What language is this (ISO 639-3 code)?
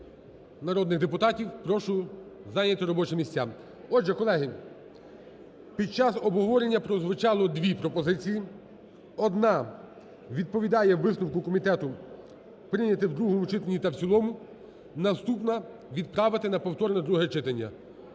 ukr